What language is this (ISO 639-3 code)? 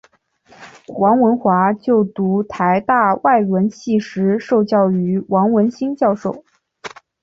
zho